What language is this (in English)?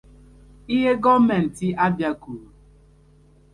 Igbo